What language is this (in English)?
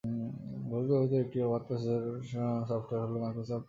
Bangla